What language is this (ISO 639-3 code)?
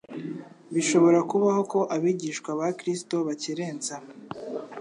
kin